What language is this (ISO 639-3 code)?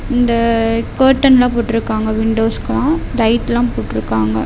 tam